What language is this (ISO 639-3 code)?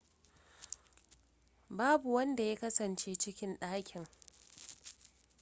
hau